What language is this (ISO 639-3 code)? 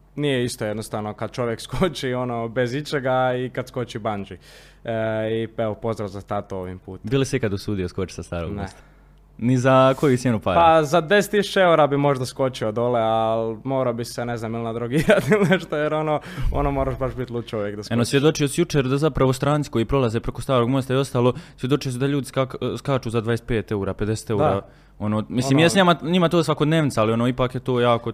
hrv